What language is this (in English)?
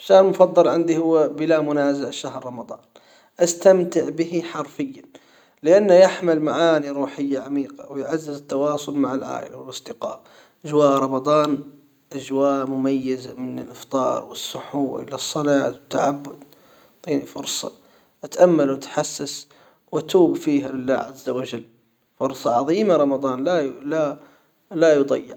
Hijazi Arabic